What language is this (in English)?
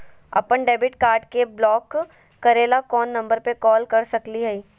Magahi